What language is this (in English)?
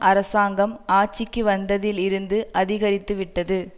Tamil